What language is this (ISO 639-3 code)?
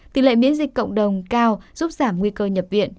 vie